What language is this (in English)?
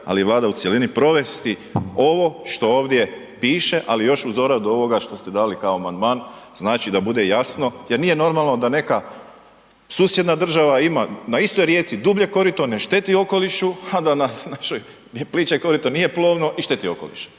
Croatian